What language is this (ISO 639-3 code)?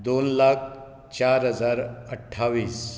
kok